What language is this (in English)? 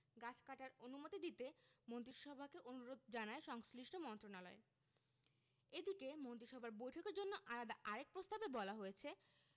Bangla